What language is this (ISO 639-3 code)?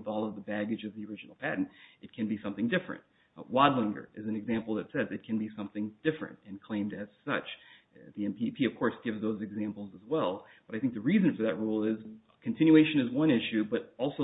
eng